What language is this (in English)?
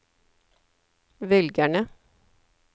Norwegian